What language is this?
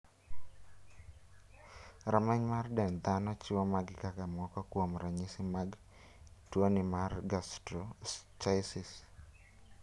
Luo (Kenya and Tanzania)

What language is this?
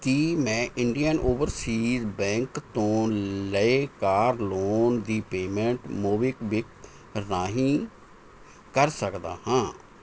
Punjabi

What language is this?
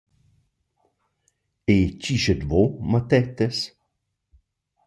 Romansh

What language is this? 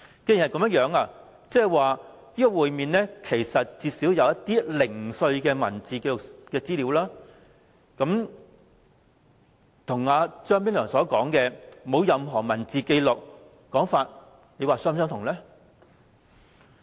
Cantonese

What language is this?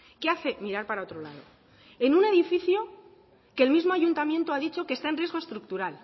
Spanish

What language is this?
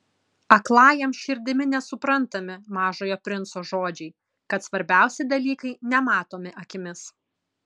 Lithuanian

